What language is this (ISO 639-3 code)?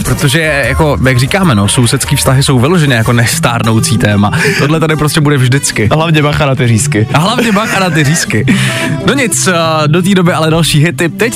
ces